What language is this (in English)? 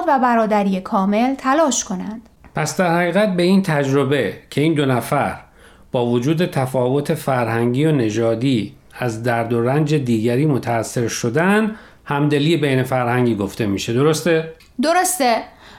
Persian